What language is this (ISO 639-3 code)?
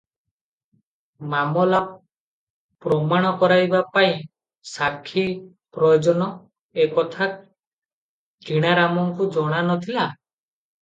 ori